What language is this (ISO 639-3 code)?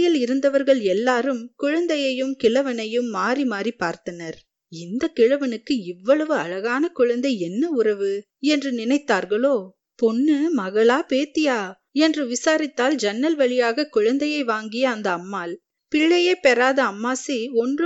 tam